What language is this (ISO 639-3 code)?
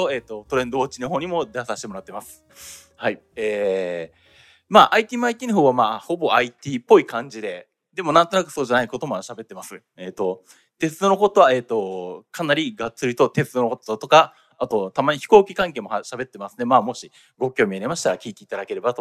jpn